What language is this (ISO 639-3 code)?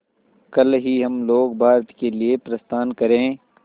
hin